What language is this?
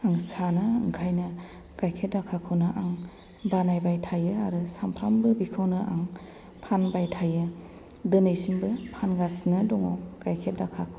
Bodo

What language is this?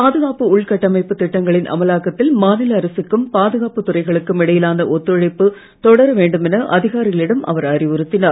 Tamil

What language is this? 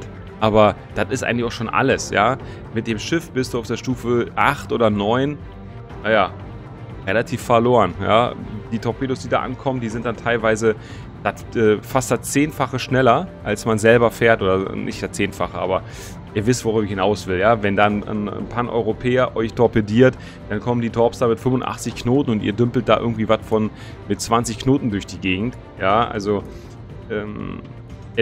German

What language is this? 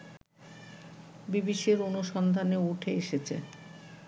Bangla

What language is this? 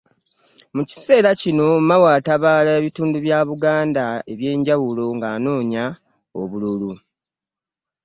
Ganda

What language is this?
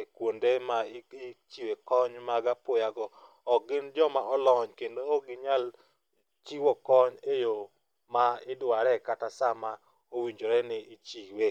Luo (Kenya and Tanzania)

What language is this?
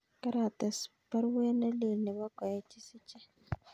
Kalenjin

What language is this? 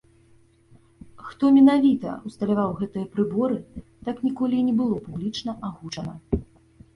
Belarusian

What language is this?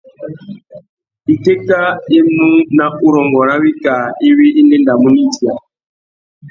Tuki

